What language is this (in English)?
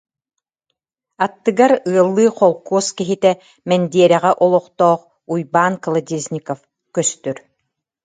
Yakut